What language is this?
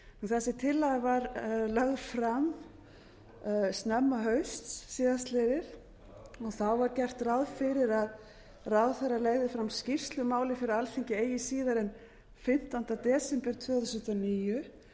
Icelandic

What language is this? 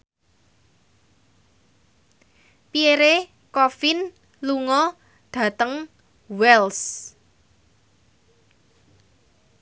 Javanese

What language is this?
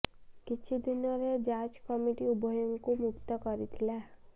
Odia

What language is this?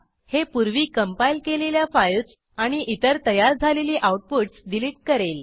Marathi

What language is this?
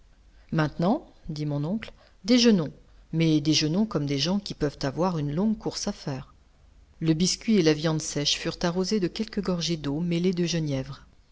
French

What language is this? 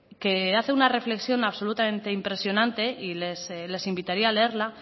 Spanish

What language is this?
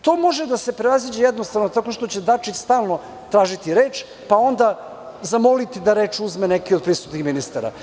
Serbian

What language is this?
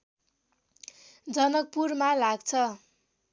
Nepali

